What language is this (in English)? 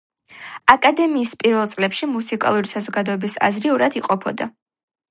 Georgian